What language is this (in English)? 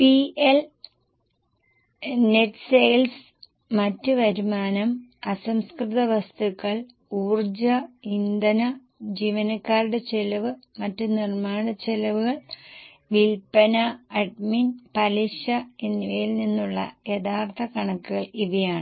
Malayalam